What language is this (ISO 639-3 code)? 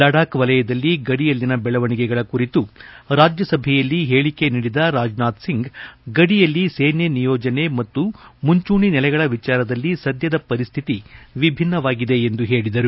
kan